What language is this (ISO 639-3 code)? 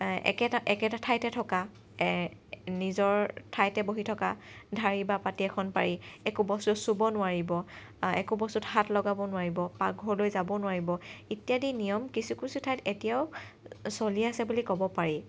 asm